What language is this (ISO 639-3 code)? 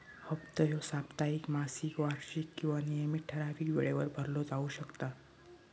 mar